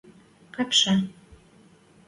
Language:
Western Mari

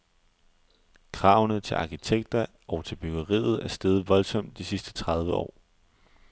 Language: Danish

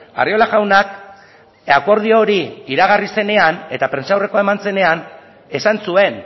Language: Basque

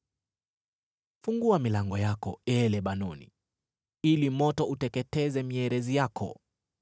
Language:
Swahili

